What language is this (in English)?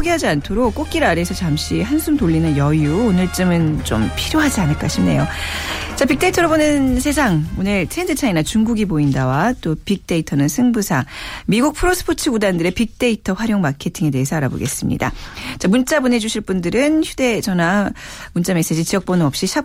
Korean